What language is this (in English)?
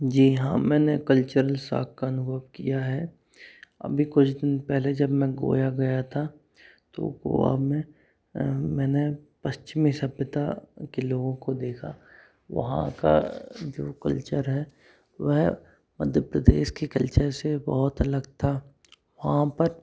Hindi